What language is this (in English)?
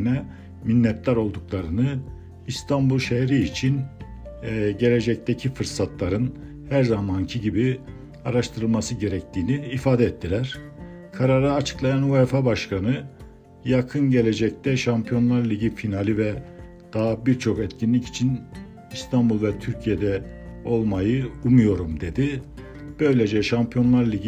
Turkish